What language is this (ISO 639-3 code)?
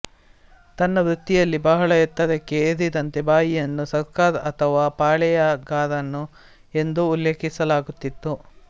kan